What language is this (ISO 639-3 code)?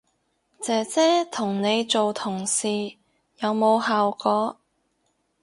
yue